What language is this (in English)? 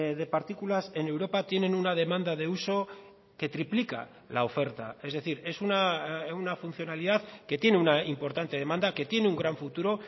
Spanish